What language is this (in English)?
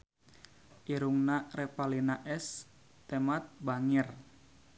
Sundanese